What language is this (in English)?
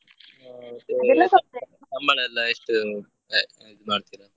Kannada